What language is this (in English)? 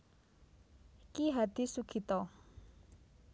Javanese